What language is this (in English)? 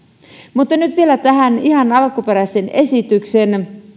Finnish